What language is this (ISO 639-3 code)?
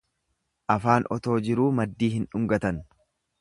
orm